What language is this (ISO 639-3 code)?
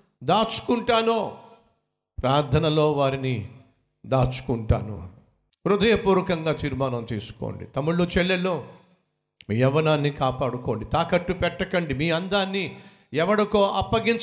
tel